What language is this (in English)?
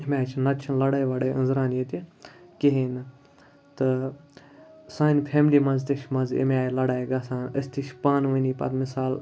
Kashmiri